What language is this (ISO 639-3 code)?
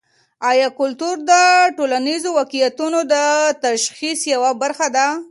pus